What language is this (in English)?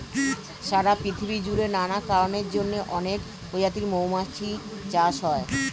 Bangla